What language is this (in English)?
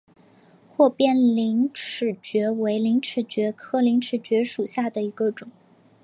Chinese